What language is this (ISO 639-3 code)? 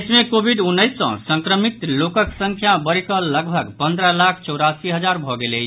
mai